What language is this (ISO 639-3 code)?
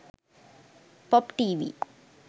sin